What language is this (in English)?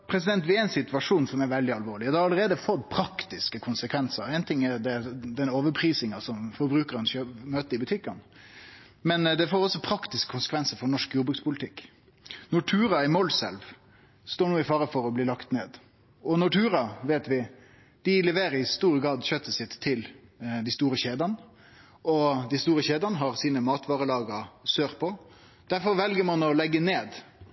Norwegian Nynorsk